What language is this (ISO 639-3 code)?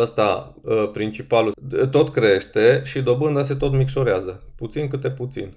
ron